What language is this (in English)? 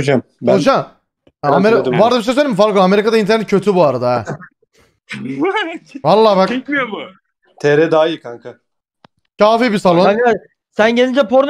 Turkish